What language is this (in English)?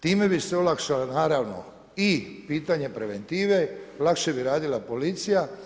Croatian